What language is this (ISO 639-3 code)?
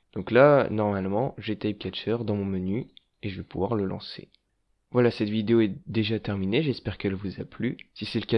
fra